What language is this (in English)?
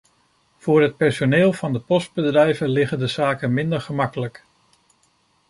Dutch